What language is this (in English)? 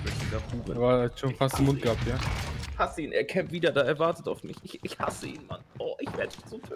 German